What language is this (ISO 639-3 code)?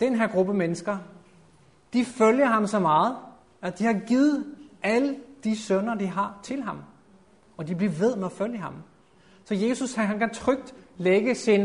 dan